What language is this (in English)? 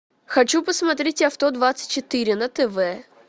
Russian